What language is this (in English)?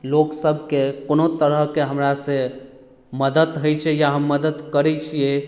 Maithili